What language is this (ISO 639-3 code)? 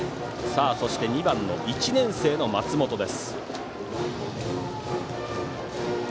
jpn